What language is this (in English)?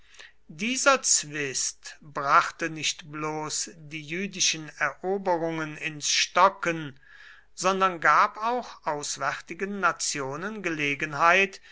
German